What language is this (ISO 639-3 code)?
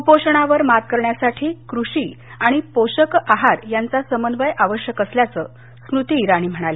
mar